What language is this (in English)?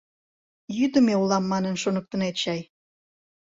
Mari